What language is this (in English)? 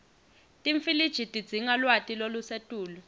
Swati